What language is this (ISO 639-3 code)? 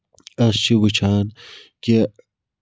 kas